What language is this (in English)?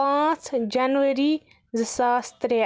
Kashmiri